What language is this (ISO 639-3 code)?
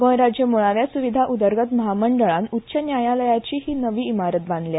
kok